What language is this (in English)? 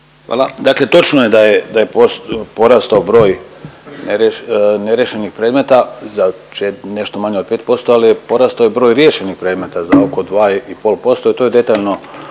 Croatian